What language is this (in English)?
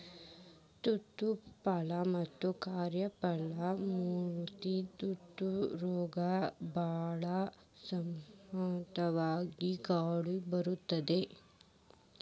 Kannada